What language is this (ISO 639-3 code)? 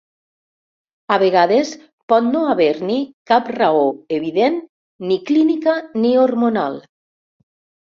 cat